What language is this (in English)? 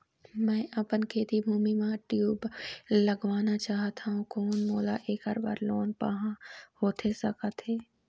Chhattisgarhi